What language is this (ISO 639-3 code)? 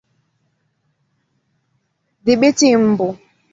swa